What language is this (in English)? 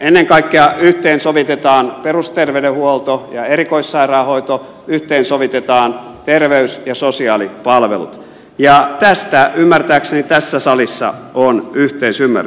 Finnish